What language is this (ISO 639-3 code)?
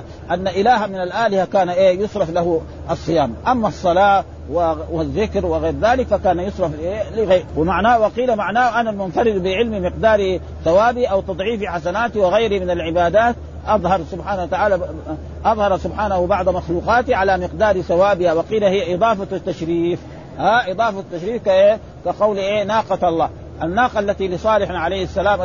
ara